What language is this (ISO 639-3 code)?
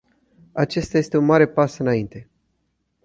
ron